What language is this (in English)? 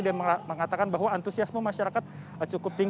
Indonesian